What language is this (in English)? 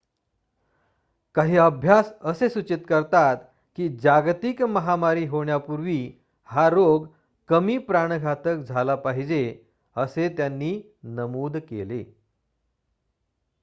Marathi